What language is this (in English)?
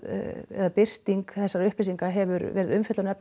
Icelandic